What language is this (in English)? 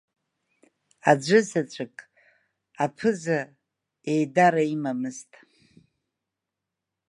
Abkhazian